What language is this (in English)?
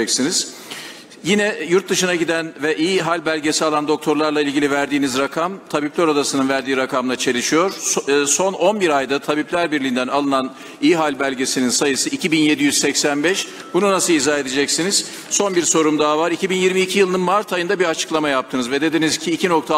Turkish